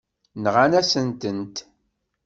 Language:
Kabyle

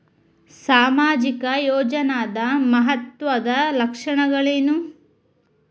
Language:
Kannada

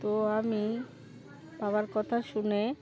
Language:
Bangla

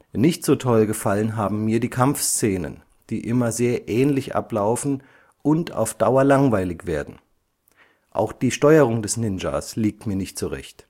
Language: German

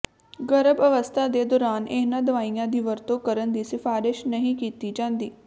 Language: Punjabi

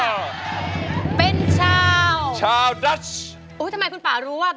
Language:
Thai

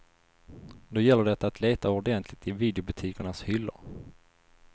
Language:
Swedish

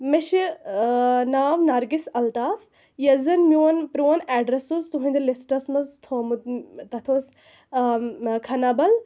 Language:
Kashmiri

